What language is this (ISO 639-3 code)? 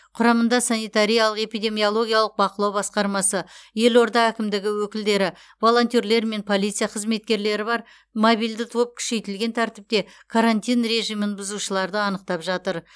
kaz